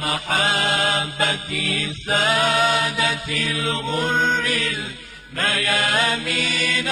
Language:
Arabic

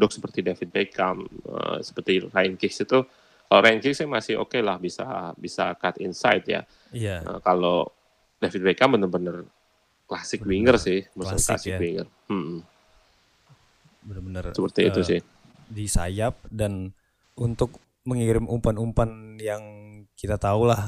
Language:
Indonesian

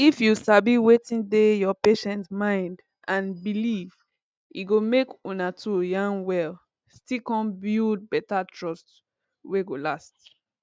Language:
Nigerian Pidgin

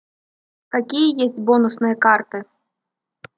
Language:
Russian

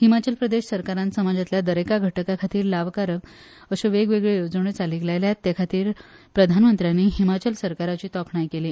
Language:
Konkani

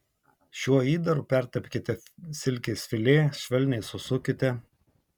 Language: Lithuanian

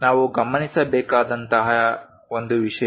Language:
Kannada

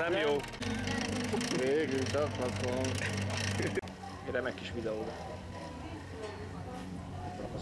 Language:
Hungarian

